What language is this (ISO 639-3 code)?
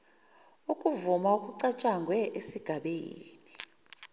zul